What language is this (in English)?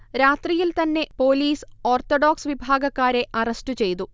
Malayalam